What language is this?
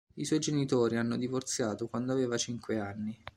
Italian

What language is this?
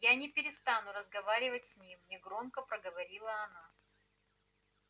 Russian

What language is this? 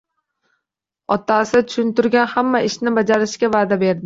Uzbek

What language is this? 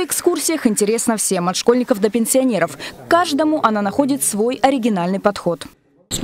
Russian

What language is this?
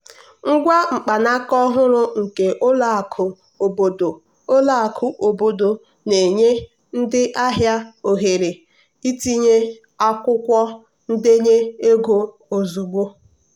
Igbo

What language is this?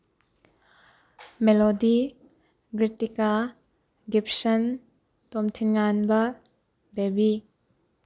Manipuri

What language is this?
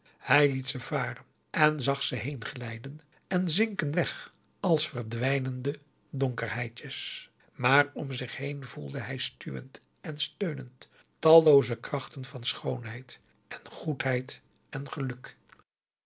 Dutch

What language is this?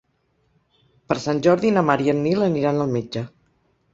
Catalan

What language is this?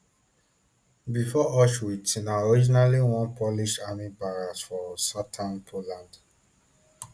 Nigerian Pidgin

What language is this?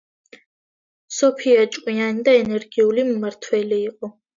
Georgian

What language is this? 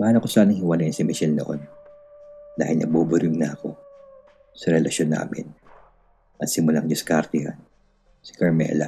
Filipino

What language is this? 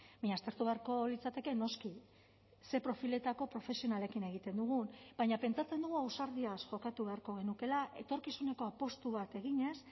Basque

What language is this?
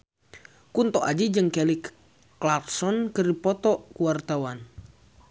Sundanese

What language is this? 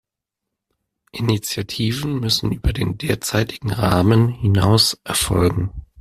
German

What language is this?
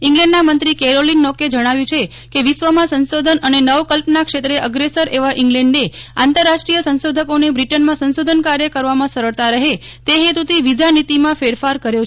Gujarati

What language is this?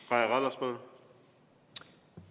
Estonian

